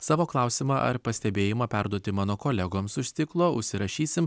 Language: Lithuanian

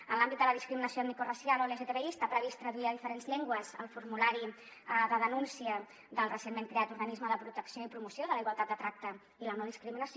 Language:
Catalan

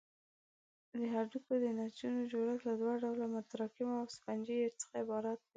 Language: Pashto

